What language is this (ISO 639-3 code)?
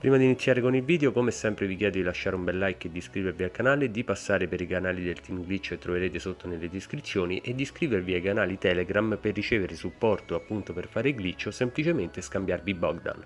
ita